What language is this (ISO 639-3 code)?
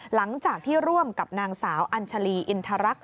tha